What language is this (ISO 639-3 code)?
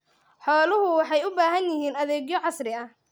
som